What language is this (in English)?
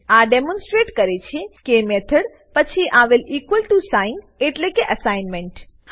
Gujarati